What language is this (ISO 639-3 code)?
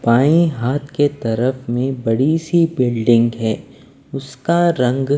hin